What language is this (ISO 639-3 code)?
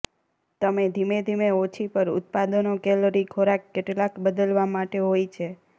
guj